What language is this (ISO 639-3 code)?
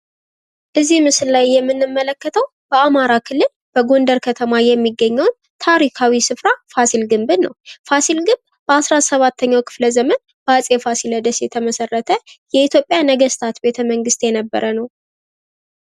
amh